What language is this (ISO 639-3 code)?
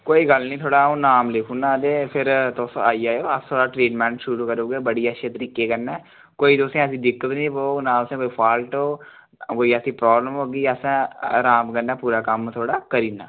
doi